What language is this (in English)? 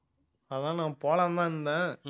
Tamil